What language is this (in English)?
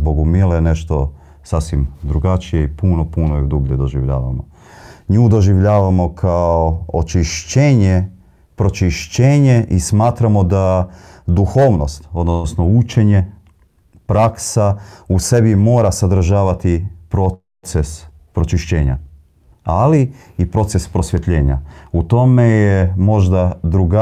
Croatian